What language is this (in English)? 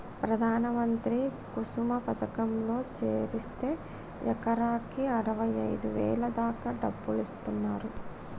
Telugu